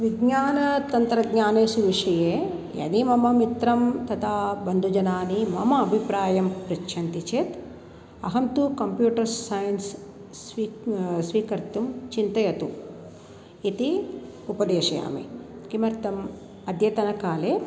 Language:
Sanskrit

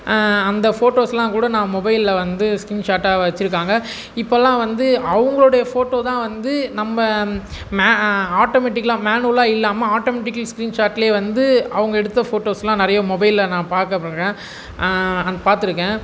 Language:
Tamil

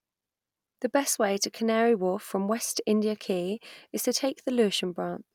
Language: English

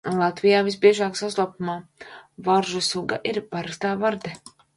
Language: Latvian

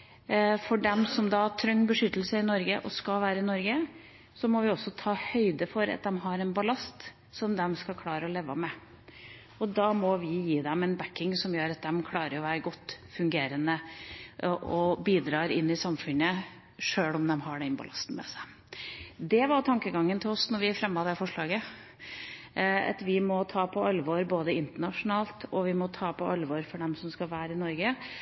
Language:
Norwegian Bokmål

